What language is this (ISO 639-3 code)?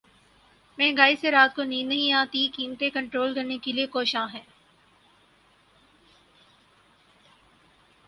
urd